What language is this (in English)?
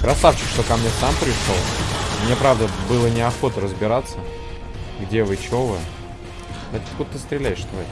Russian